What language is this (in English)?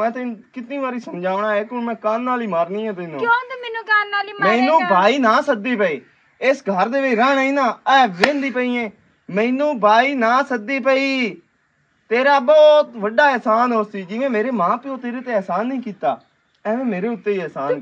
Punjabi